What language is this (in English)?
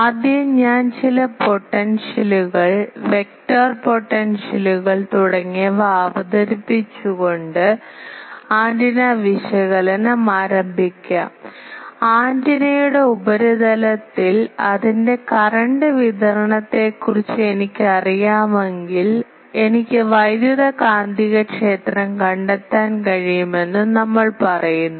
Malayalam